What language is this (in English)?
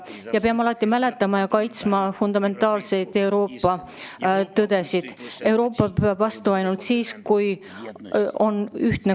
Estonian